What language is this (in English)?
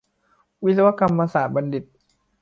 Thai